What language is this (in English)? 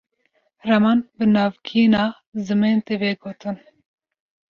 Kurdish